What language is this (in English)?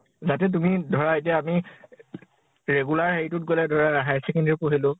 Assamese